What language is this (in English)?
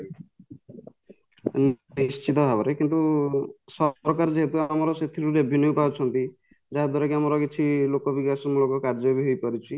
Odia